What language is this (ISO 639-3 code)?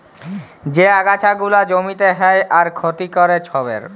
ben